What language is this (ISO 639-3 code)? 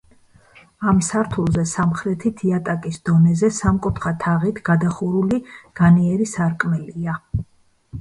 kat